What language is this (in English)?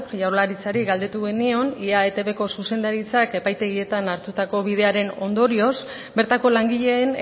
Basque